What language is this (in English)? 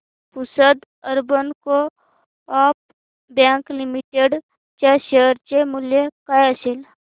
Marathi